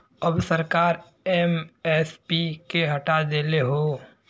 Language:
Bhojpuri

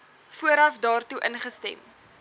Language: Afrikaans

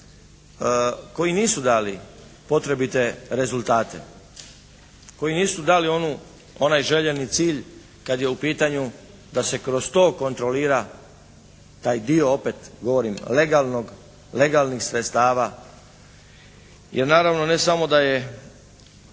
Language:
Croatian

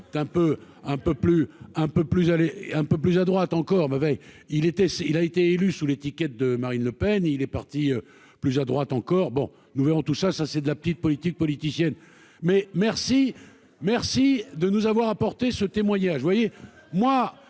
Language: French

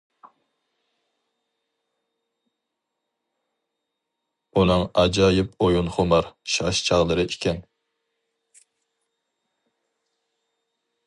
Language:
Uyghur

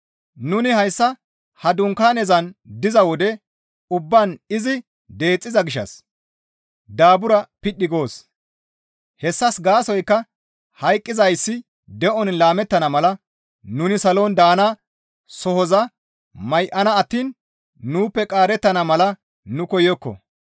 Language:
Gamo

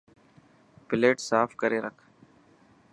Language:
Dhatki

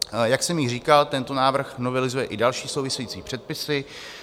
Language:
Czech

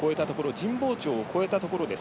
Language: Japanese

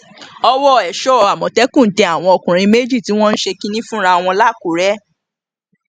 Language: Yoruba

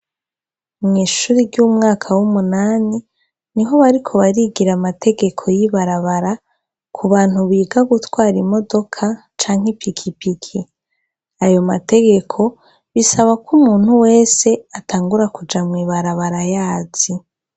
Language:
Rundi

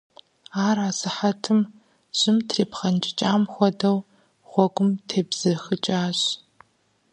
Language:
Kabardian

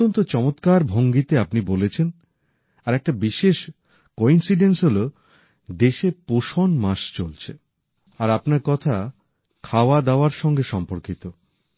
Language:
Bangla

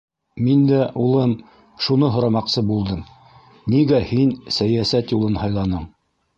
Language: Bashkir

